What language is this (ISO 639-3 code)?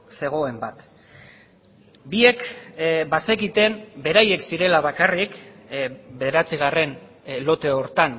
eus